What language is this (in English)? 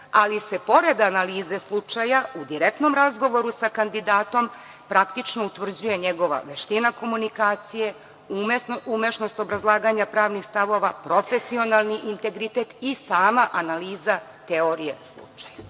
Serbian